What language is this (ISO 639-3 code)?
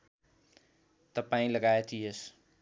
nep